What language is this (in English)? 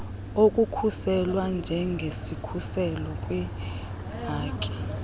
Xhosa